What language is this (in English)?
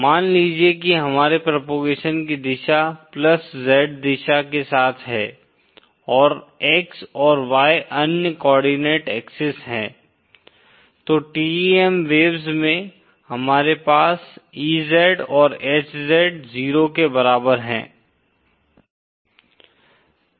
Hindi